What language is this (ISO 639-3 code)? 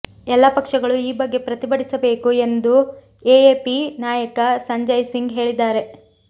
kan